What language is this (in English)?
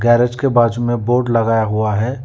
Hindi